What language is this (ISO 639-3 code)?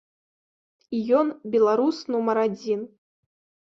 bel